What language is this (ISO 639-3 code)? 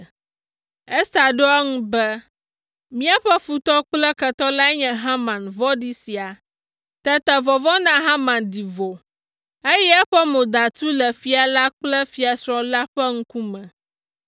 ewe